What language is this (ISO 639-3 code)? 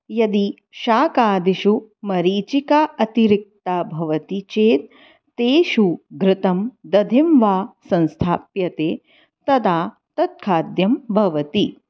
san